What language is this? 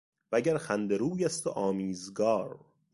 Persian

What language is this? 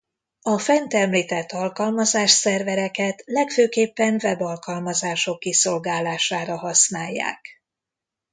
Hungarian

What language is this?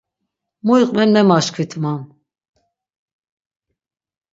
Laz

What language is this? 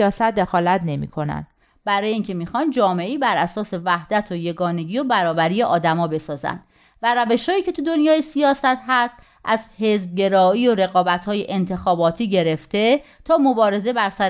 Persian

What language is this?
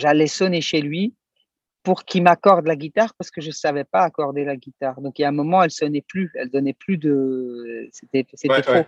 French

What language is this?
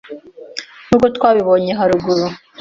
Kinyarwanda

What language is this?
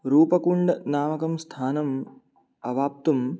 Sanskrit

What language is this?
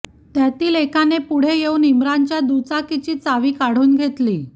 Marathi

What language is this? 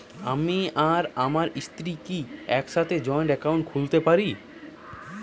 Bangla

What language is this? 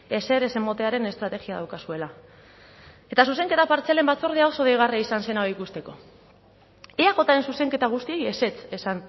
Basque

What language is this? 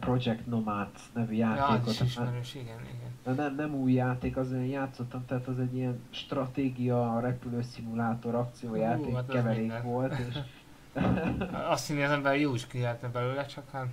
Hungarian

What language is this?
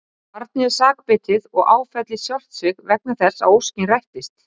Icelandic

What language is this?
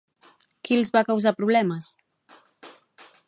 Catalan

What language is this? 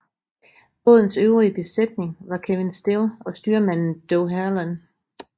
Danish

